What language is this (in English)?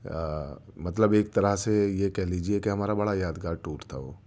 Urdu